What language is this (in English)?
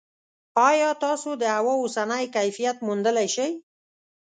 Pashto